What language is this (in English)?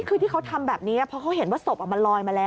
Thai